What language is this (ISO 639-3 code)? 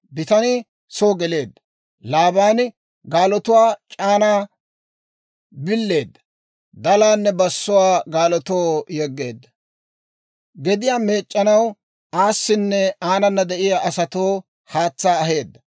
dwr